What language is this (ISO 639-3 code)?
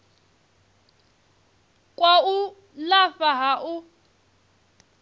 ven